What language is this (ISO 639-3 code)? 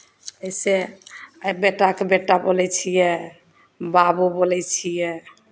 mai